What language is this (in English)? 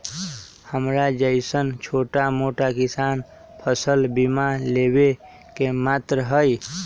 Magahi